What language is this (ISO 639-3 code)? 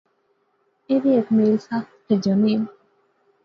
phr